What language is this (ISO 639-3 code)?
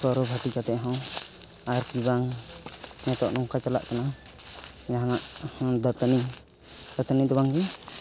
sat